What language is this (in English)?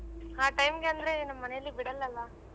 Kannada